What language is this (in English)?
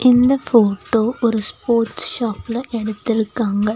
Tamil